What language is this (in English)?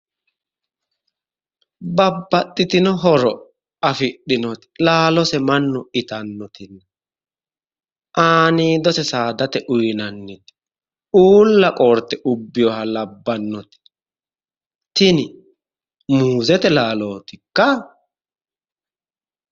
Sidamo